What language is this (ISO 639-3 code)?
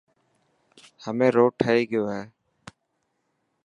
mki